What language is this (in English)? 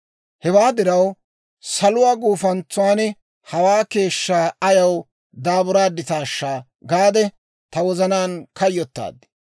Dawro